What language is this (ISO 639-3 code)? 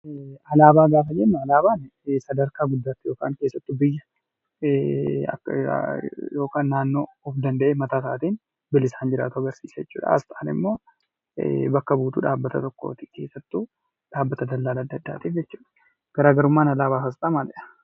orm